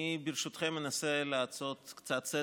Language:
Hebrew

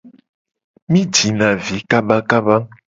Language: Gen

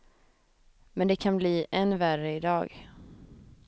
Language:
Swedish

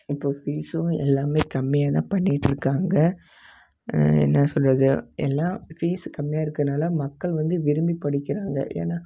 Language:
Tamil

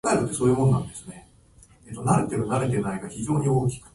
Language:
Japanese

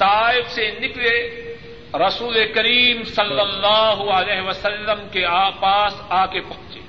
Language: Urdu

